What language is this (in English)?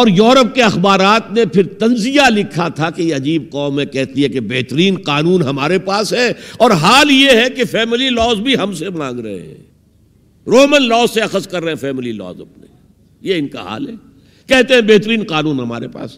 Urdu